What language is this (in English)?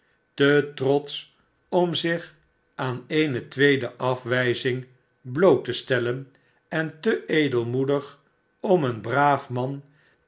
Dutch